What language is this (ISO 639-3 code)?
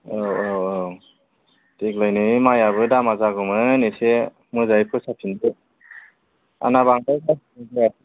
brx